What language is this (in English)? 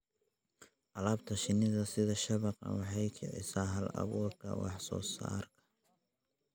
Somali